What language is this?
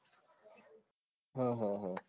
Gujarati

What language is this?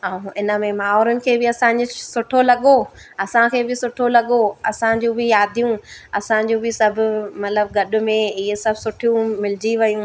Sindhi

